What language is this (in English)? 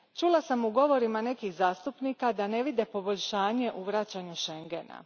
Croatian